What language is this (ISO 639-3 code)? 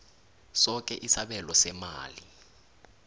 nbl